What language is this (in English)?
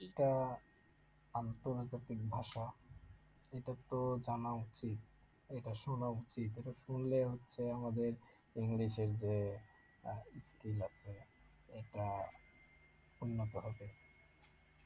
Bangla